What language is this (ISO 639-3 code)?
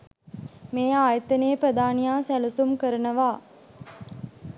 sin